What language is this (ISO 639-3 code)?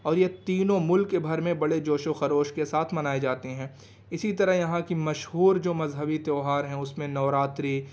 urd